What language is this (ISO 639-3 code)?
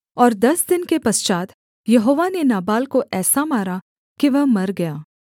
hin